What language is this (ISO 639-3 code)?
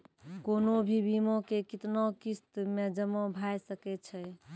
mai